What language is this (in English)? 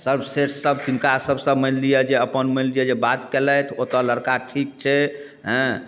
Maithili